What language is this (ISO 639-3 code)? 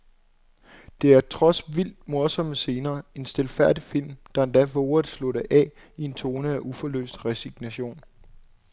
dan